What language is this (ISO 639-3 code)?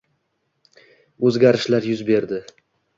uzb